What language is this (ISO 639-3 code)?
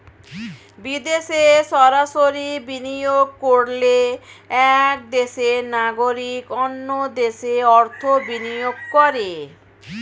ben